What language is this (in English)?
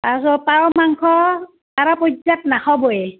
Assamese